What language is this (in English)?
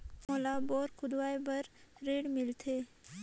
Chhattisgarhi